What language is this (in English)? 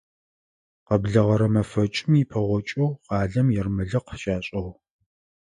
Adyghe